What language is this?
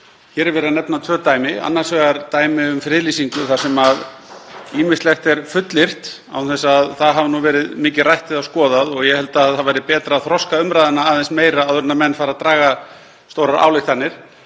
Icelandic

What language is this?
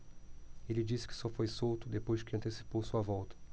Portuguese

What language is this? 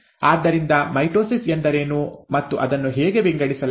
Kannada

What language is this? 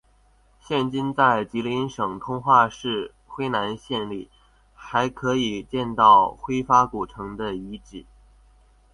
Chinese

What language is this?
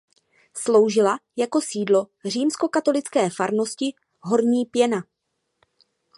Czech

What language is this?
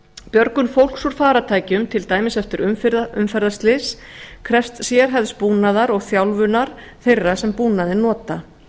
Icelandic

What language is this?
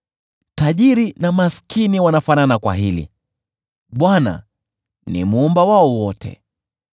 Swahili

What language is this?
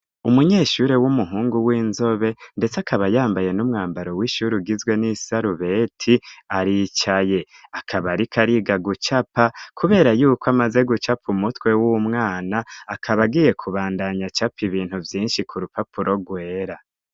Rundi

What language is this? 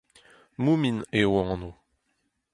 Breton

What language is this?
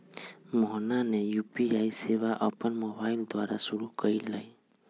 Magahi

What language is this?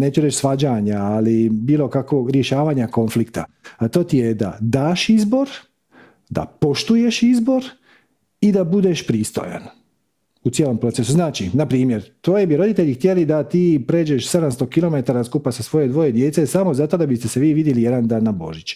Croatian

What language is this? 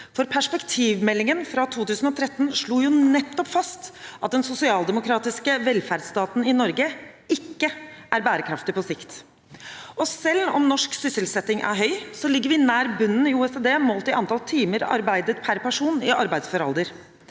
Norwegian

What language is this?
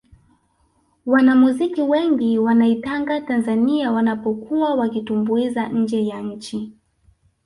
Swahili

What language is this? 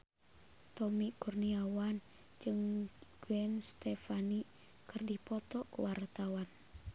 Sundanese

